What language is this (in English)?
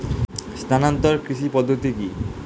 Bangla